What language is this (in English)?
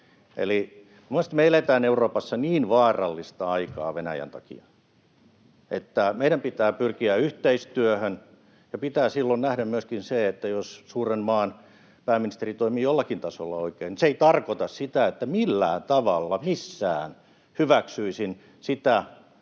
Finnish